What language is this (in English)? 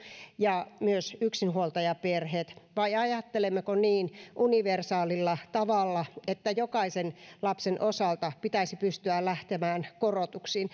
Finnish